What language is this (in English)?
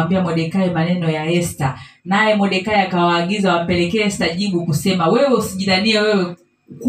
Swahili